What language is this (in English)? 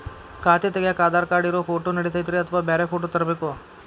Kannada